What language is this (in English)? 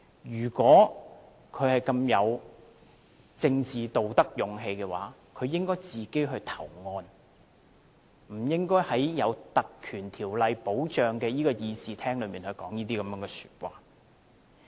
Cantonese